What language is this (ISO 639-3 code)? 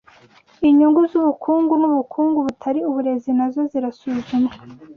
kin